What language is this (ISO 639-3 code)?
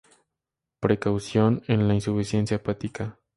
spa